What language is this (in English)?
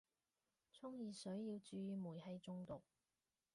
Cantonese